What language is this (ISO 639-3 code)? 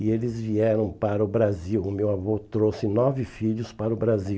por